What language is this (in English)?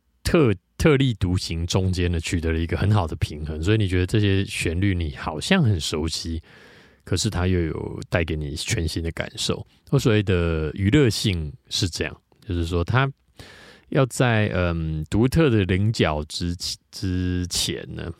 Chinese